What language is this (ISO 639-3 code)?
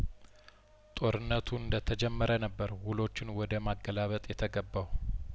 amh